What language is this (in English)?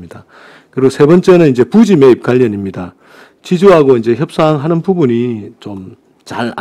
Korean